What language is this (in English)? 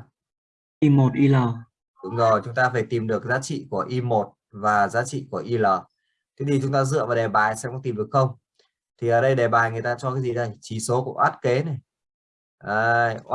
Vietnamese